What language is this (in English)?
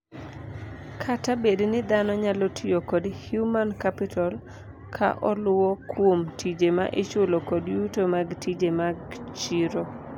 Luo (Kenya and Tanzania)